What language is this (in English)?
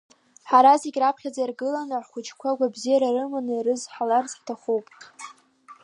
Abkhazian